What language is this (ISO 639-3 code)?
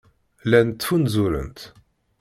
kab